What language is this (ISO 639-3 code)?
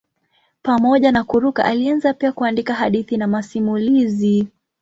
swa